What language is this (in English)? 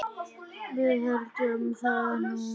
Icelandic